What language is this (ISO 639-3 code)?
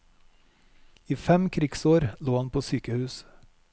nor